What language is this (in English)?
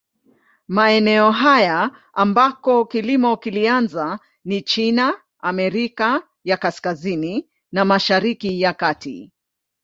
Swahili